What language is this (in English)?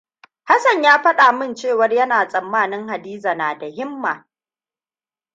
Hausa